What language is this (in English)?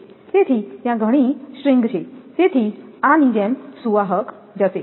Gujarati